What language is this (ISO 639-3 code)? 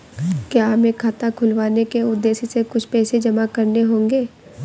hin